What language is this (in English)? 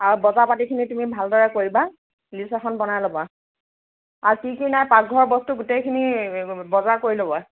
Assamese